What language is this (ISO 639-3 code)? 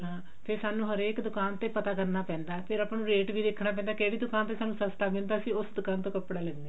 pan